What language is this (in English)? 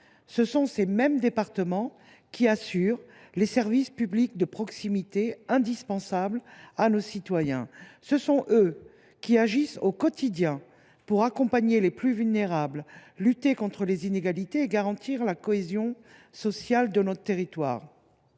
French